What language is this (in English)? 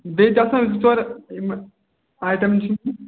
Kashmiri